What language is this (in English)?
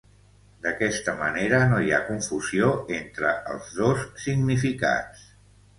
Catalan